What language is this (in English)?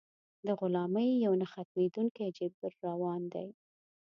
Pashto